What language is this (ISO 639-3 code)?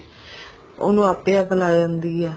pan